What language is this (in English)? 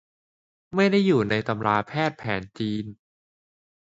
Thai